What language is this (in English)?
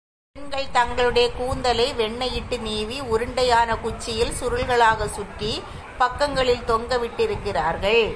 Tamil